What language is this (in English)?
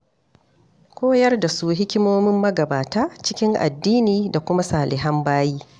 Hausa